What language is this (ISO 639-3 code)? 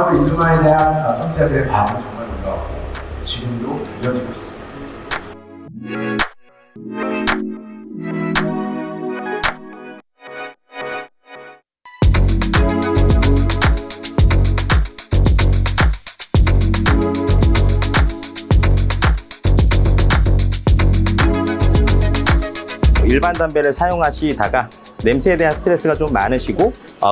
kor